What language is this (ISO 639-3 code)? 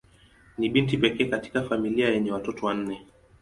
swa